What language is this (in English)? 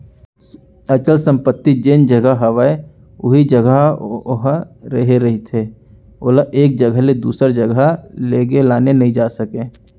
Chhattisgarhi